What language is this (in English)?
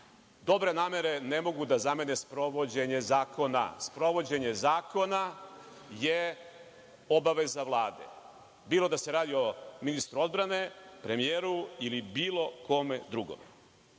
Serbian